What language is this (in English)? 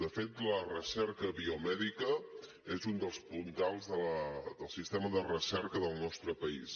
Catalan